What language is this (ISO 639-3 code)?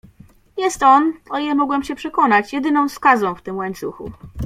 pol